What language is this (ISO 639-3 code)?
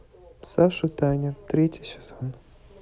rus